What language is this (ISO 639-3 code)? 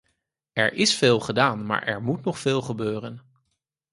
nld